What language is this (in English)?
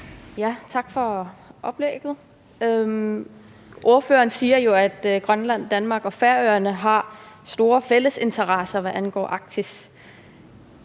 Danish